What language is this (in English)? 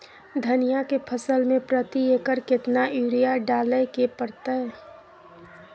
Maithili